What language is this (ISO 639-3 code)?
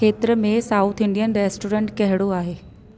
snd